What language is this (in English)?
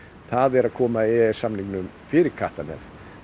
Icelandic